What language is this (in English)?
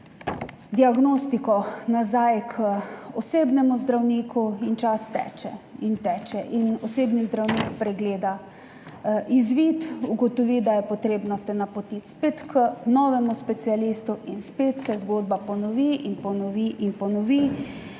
Slovenian